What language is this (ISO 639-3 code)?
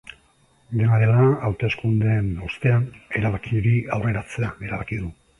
eus